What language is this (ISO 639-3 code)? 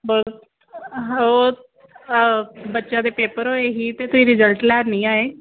pan